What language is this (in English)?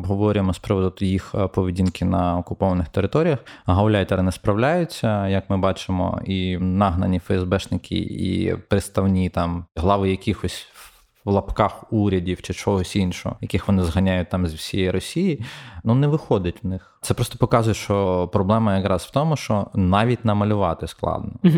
Ukrainian